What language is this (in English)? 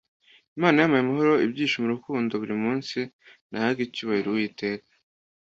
Kinyarwanda